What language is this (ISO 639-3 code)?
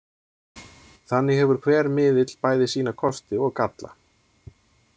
isl